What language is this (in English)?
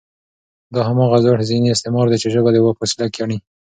Pashto